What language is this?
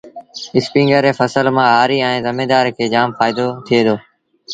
Sindhi Bhil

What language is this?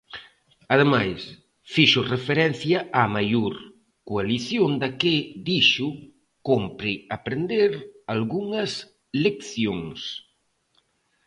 Galician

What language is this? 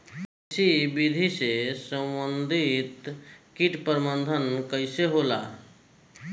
Bhojpuri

